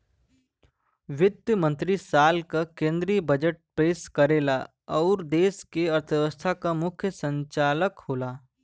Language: Bhojpuri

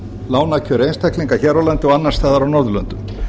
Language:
Icelandic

